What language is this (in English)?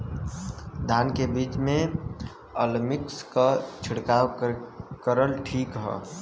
Bhojpuri